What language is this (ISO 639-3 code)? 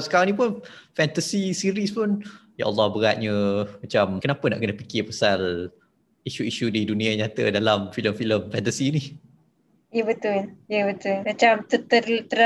msa